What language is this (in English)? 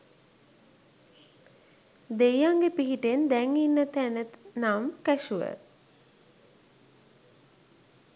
Sinhala